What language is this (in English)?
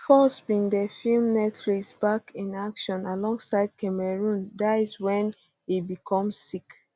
Nigerian Pidgin